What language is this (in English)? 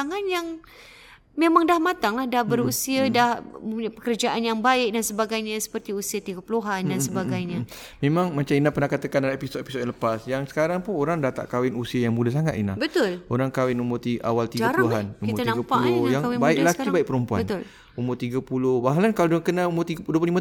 Malay